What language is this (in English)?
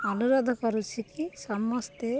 Odia